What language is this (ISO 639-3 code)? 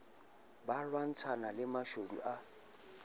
sot